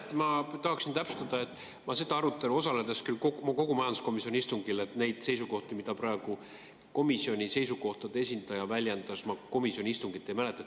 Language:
Estonian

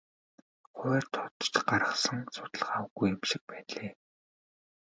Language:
Mongolian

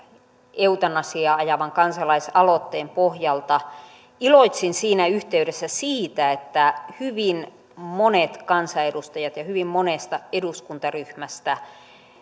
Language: Finnish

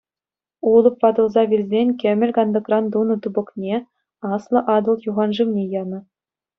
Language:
Chuvash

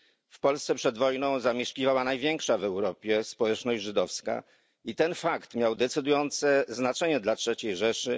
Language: Polish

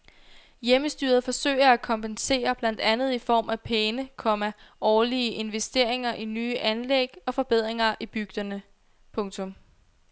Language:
Danish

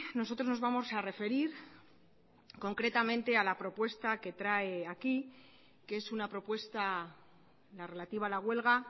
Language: Spanish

